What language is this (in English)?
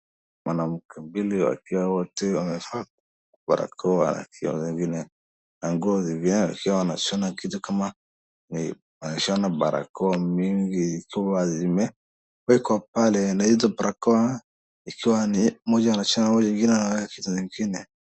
Swahili